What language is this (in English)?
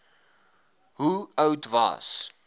Afrikaans